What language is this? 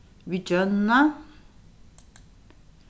Faroese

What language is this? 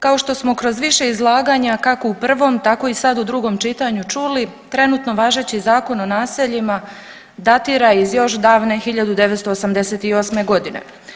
Croatian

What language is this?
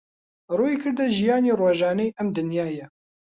Central Kurdish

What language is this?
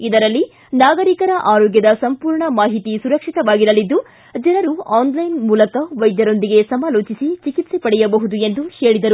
Kannada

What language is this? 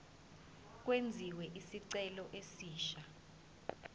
Zulu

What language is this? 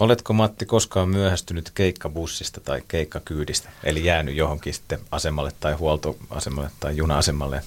Finnish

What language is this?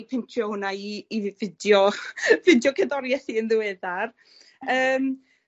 Welsh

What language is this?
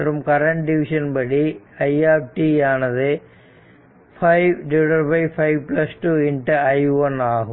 Tamil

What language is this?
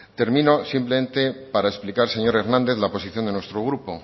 Spanish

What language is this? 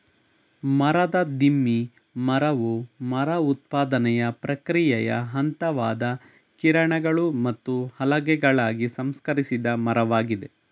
Kannada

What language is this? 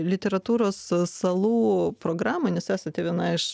Lithuanian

